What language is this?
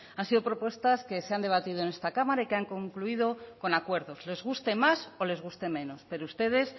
Spanish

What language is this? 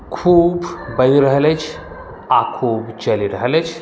Maithili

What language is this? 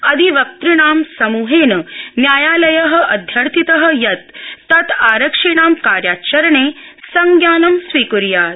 Sanskrit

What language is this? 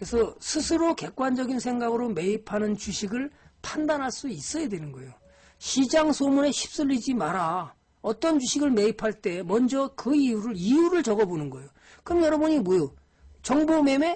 Korean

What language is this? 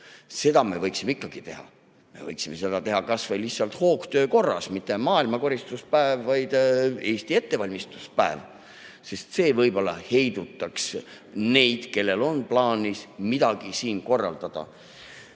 Estonian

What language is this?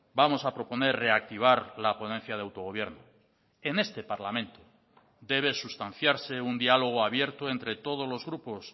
Spanish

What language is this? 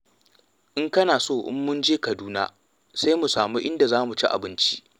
Hausa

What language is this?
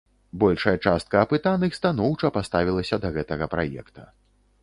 Belarusian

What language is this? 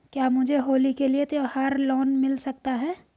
Hindi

